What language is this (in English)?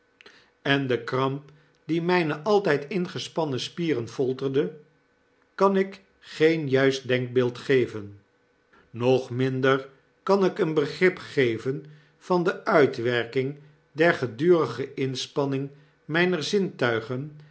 Dutch